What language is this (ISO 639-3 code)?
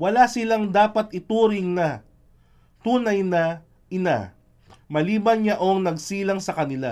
fil